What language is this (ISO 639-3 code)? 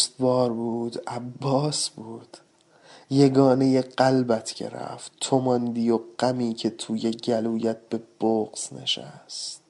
fas